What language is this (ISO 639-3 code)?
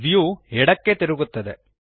kan